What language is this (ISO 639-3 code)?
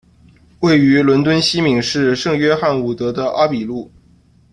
zho